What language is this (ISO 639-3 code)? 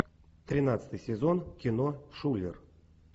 rus